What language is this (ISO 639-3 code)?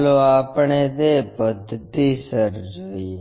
guj